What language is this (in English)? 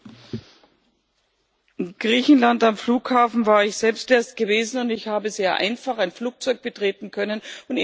German